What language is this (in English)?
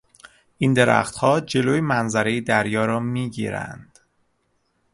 Persian